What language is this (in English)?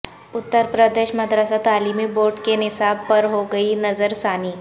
Urdu